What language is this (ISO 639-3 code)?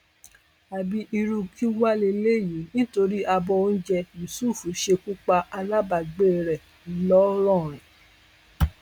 yor